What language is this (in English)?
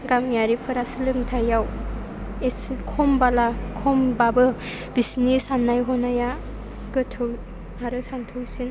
Bodo